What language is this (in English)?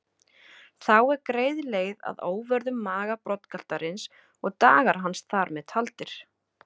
Icelandic